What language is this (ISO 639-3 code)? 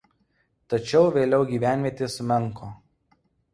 lit